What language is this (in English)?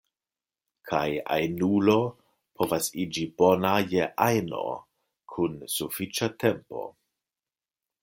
Esperanto